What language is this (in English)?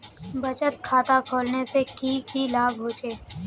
Magahi